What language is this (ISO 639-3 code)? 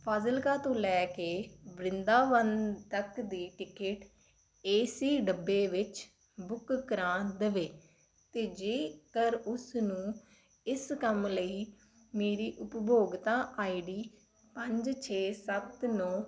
pan